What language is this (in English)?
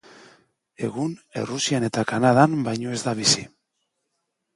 Basque